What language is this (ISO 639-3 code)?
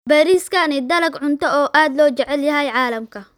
som